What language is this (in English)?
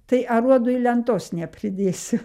Lithuanian